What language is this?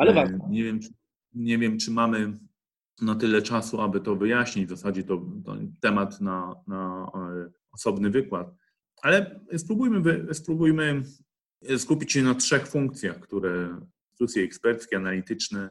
Polish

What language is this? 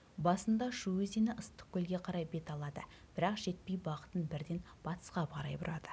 Kazakh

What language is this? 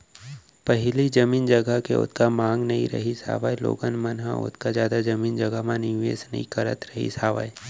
Chhattisgarhi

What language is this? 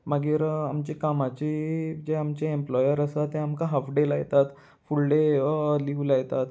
Konkani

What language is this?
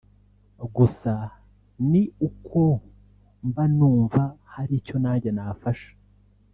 Kinyarwanda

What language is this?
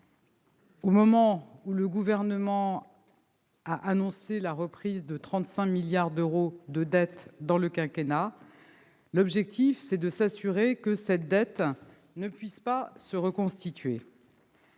French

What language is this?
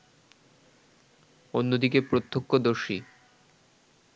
Bangla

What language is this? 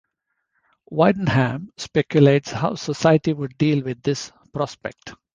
English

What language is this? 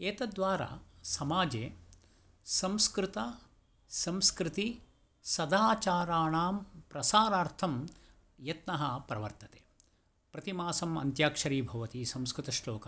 Sanskrit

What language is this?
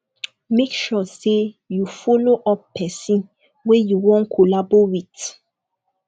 Nigerian Pidgin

